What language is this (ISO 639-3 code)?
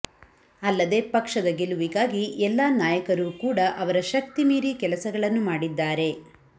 kan